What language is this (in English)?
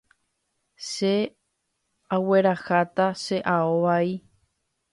Guarani